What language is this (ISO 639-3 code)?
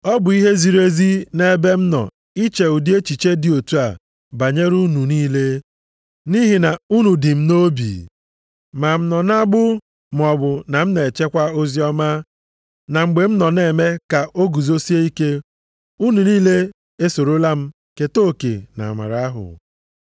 ibo